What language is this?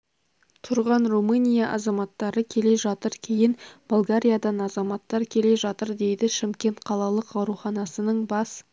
Kazakh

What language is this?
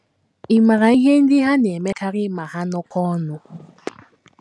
Igbo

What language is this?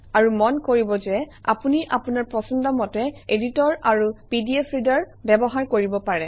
Assamese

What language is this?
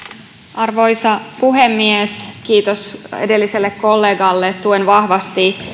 Finnish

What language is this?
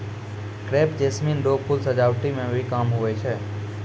Maithili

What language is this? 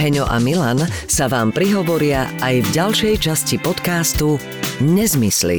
Slovak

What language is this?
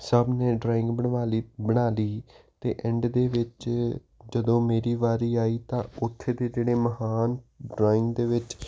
Punjabi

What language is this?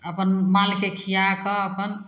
Maithili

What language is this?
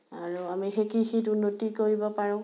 Assamese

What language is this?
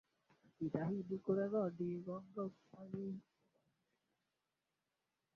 Swahili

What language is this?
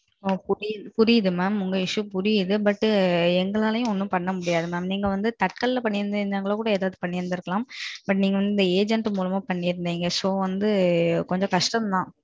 Tamil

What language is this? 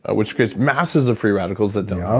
English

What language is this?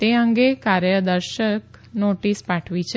Gujarati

